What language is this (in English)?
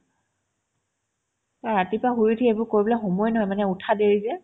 Assamese